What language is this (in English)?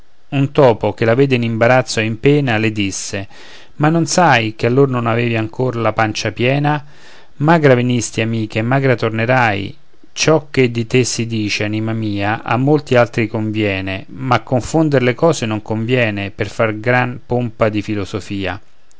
Italian